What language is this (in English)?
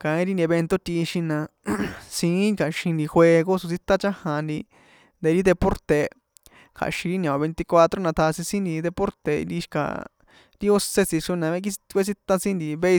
San Juan Atzingo Popoloca